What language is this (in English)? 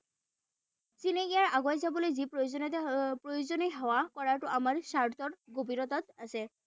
Assamese